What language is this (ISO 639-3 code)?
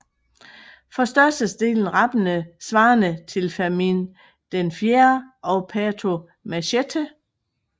dan